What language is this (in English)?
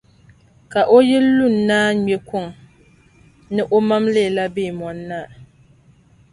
Dagbani